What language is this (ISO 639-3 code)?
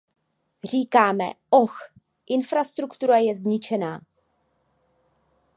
ces